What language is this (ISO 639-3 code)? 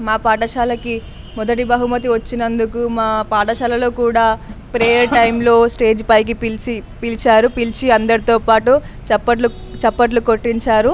tel